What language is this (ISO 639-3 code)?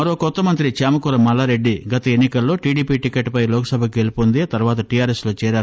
tel